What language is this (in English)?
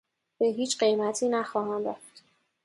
Persian